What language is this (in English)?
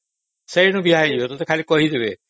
Odia